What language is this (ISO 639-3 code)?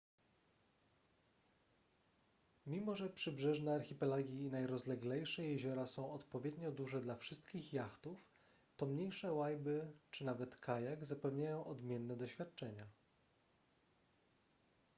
pol